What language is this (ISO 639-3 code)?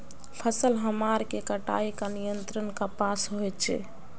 mag